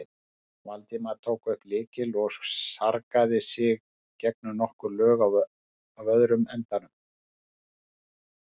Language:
Icelandic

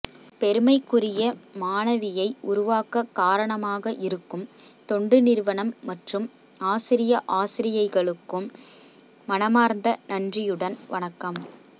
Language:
Tamil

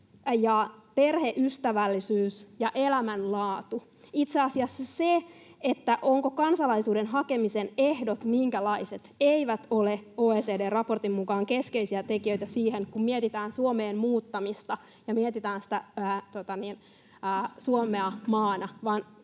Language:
Finnish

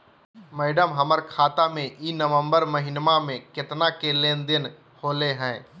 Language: Magahi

